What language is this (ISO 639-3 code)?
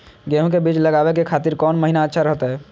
mag